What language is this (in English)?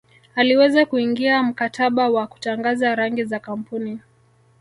Swahili